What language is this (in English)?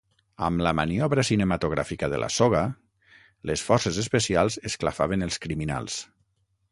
Catalan